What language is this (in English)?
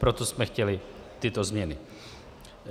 Czech